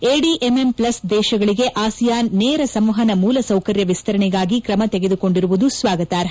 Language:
Kannada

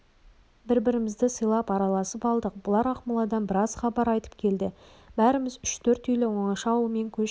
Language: Kazakh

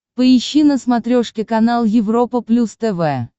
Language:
Russian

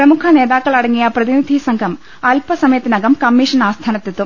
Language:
Malayalam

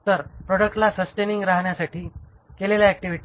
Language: Marathi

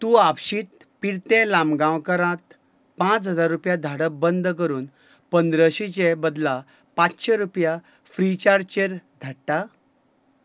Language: Konkani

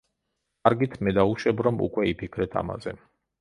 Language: Georgian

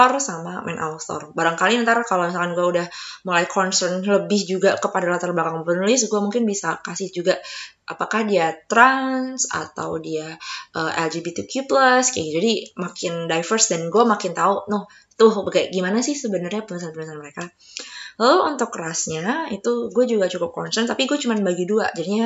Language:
Indonesian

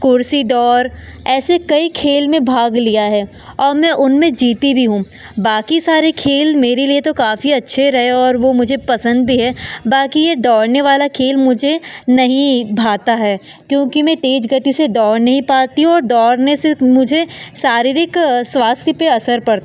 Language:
Hindi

